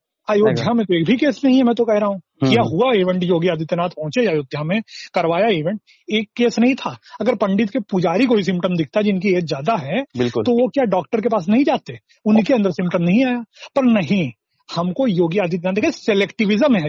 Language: Hindi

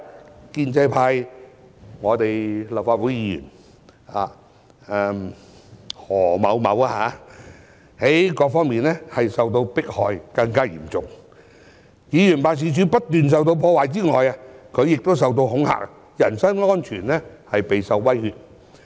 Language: Cantonese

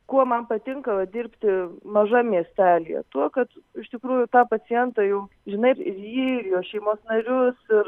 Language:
Lithuanian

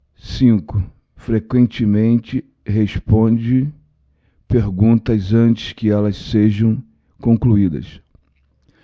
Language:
Portuguese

